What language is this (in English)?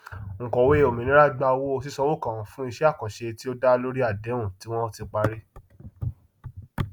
Yoruba